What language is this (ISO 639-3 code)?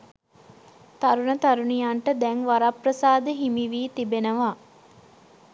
sin